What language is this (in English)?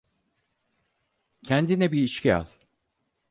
Turkish